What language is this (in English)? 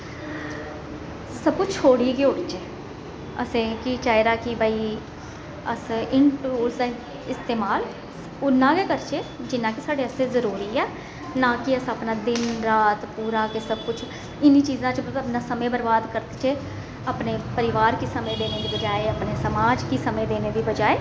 Dogri